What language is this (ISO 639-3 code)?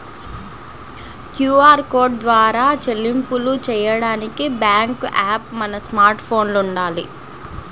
tel